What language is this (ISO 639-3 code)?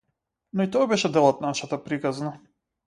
mkd